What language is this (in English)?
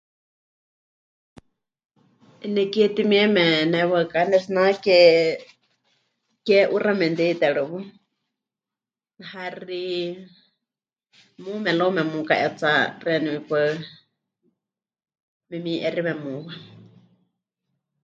Huichol